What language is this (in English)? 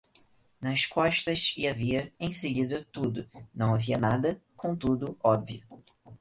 Portuguese